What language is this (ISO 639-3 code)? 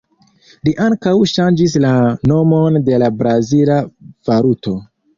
epo